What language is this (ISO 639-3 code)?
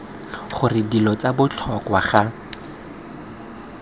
tsn